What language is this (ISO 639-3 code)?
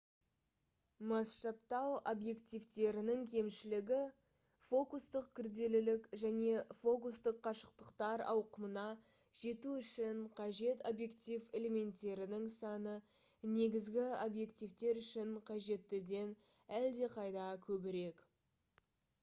kaz